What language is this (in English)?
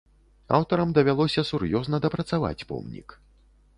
Belarusian